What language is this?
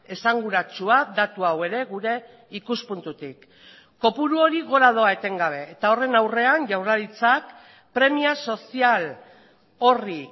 Basque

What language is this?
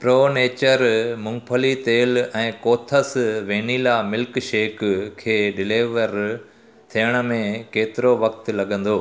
Sindhi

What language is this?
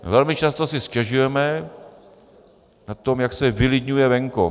Czech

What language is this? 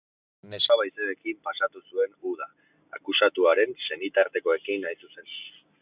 Basque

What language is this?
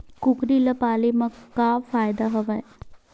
Chhattisgarhi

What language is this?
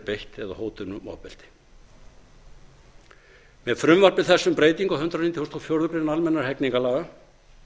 Icelandic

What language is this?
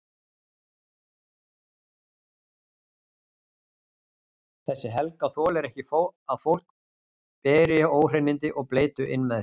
Icelandic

